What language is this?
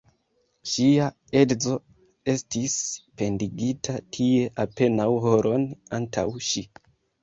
Esperanto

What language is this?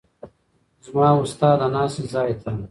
Pashto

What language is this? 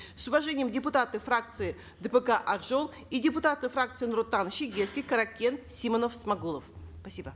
Kazakh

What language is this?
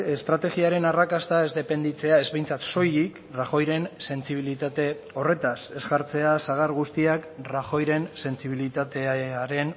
Basque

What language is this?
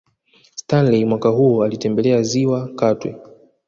Swahili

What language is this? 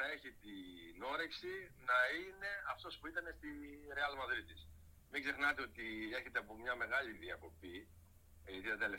Greek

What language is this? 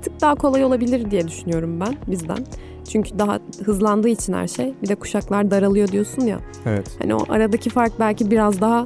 Turkish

